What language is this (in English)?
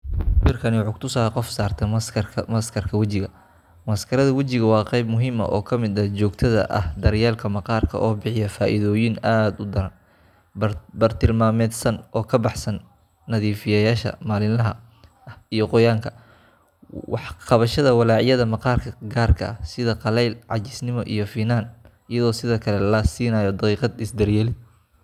Somali